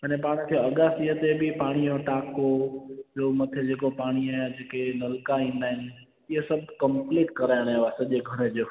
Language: Sindhi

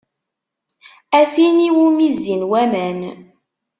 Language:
Kabyle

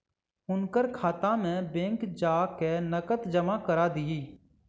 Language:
Maithili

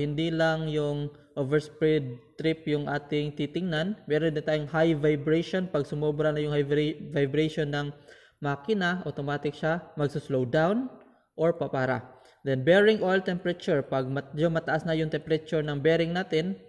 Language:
Filipino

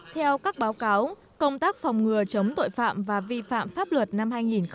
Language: Vietnamese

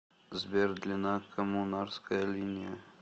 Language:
Russian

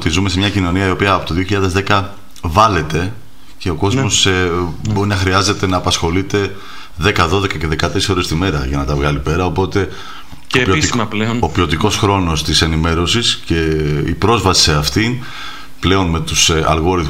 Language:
Greek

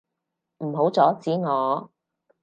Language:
Cantonese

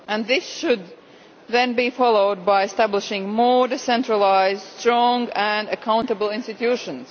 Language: English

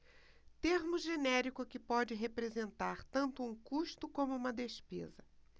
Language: Portuguese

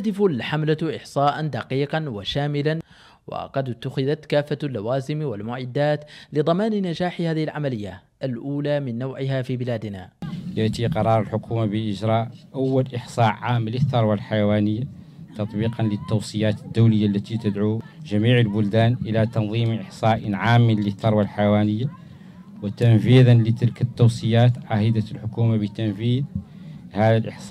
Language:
Arabic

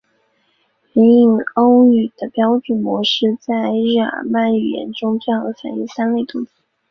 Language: Chinese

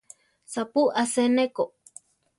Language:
Central Tarahumara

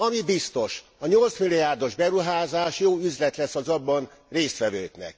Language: Hungarian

